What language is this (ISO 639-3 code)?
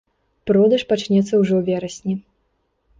bel